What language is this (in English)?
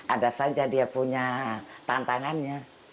Indonesian